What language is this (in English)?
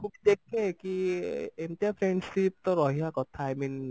Odia